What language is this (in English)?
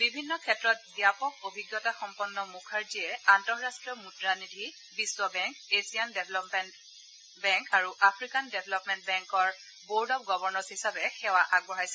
Assamese